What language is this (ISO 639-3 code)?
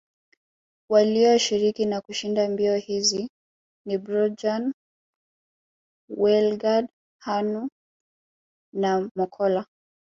swa